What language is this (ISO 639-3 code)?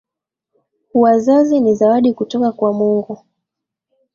swa